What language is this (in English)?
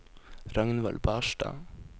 Norwegian